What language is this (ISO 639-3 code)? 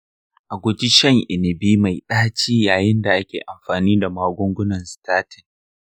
hau